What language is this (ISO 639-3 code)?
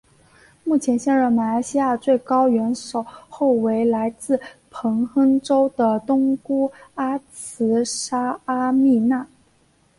zho